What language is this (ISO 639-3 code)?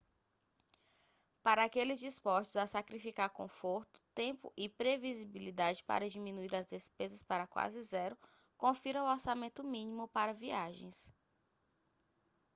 por